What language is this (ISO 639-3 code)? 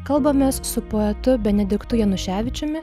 lit